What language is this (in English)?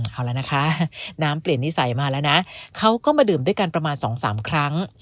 Thai